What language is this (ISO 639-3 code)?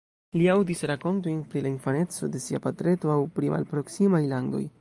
epo